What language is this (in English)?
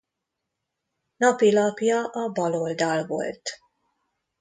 Hungarian